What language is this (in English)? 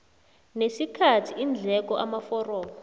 South Ndebele